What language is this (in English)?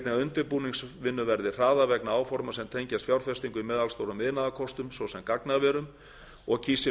Icelandic